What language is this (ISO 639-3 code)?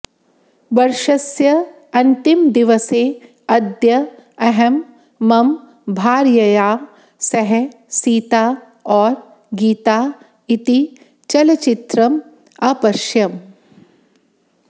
san